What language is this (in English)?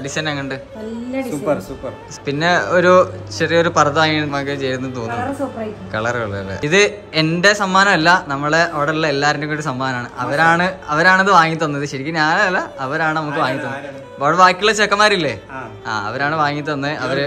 Malayalam